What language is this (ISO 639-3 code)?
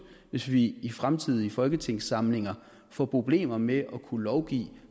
dan